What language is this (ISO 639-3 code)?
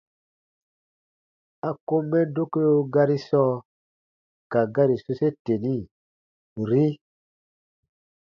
bba